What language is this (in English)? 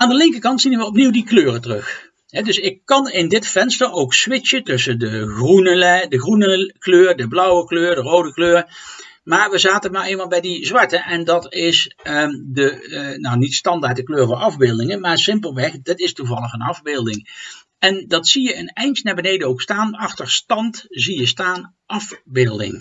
Dutch